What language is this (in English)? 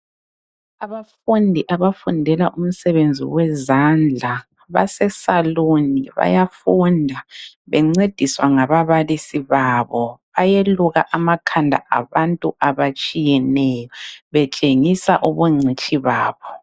North Ndebele